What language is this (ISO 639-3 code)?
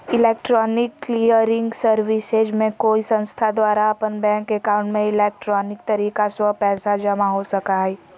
mag